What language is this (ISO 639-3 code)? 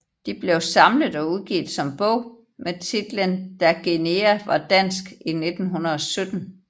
dan